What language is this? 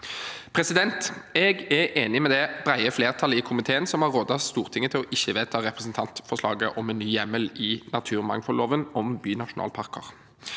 Norwegian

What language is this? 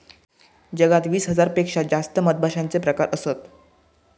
Marathi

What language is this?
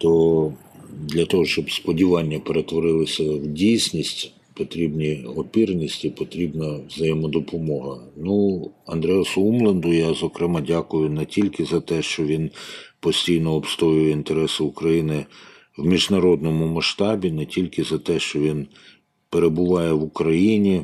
Ukrainian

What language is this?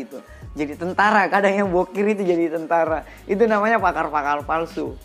Indonesian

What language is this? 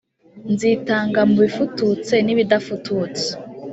Kinyarwanda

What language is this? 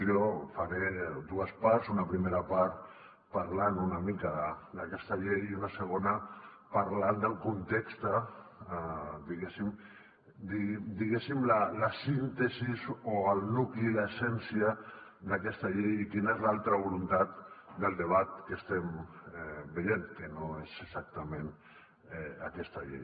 Catalan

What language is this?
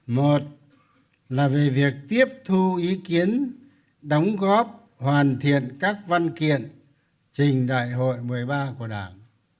Vietnamese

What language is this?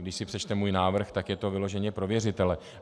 Czech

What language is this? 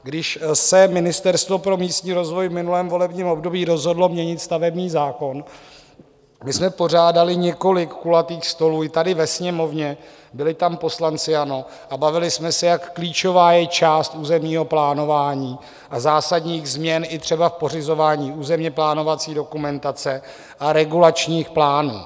Czech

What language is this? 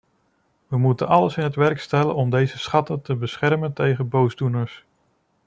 Dutch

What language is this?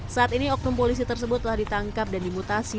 Indonesian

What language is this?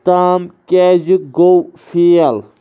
Kashmiri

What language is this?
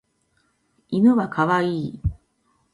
Japanese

